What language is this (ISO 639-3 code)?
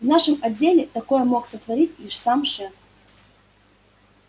rus